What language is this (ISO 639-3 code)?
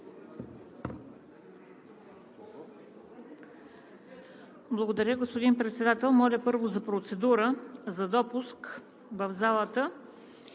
bul